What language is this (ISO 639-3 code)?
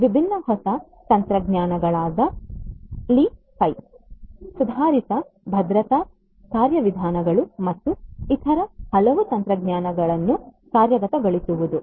kan